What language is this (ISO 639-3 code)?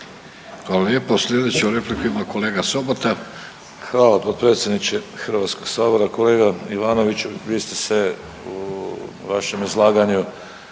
hrv